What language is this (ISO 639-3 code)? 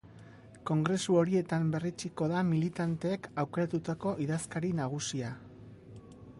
eus